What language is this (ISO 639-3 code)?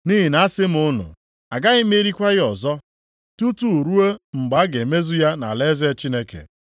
ibo